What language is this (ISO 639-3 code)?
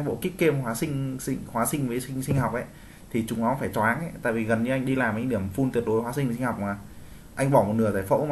vie